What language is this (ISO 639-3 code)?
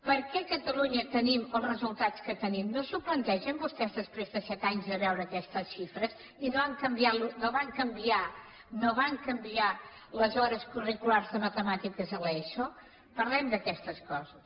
cat